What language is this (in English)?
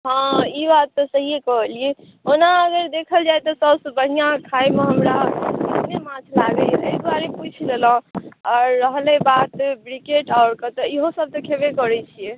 Maithili